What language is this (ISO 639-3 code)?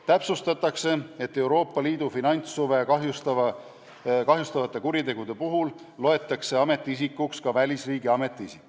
est